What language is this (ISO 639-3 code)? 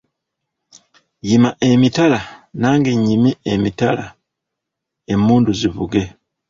lug